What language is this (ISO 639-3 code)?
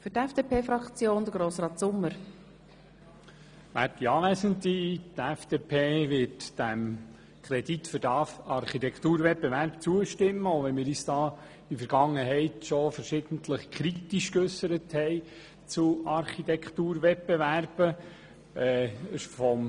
gsw